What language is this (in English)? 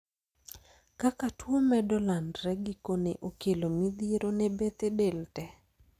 Luo (Kenya and Tanzania)